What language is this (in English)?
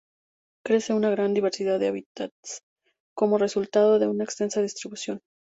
Spanish